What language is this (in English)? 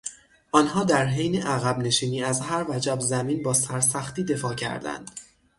Persian